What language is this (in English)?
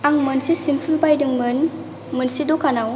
Bodo